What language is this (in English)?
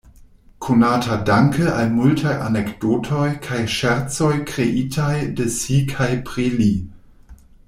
Esperanto